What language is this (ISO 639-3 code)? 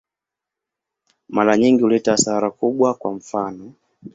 swa